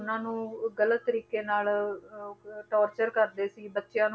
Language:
Punjabi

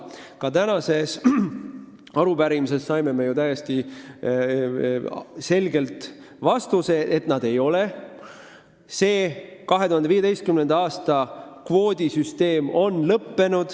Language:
Estonian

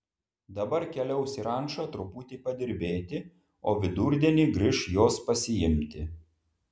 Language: Lithuanian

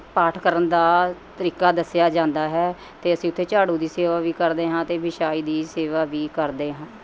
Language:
Punjabi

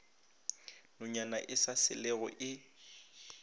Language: Northern Sotho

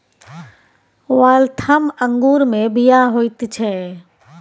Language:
Maithili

